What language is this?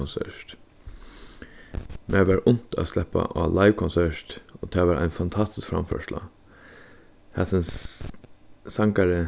Faroese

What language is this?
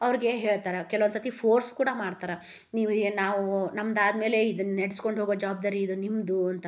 Kannada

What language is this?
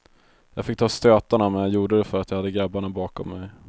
Swedish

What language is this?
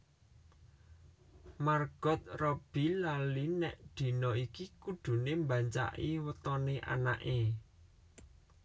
Javanese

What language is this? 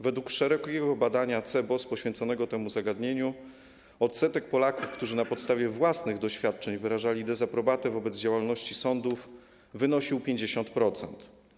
Polish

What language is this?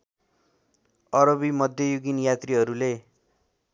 Nepali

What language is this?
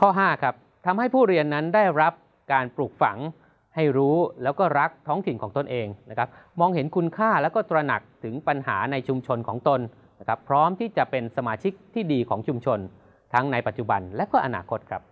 Thai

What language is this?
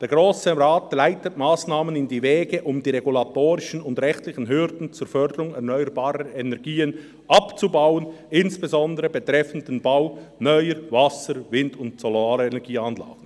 Swiss German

